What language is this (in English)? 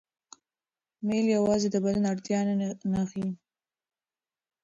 Pashto